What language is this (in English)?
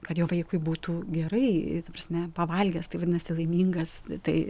Lithuanian